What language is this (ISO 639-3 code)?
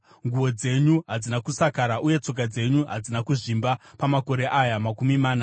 sna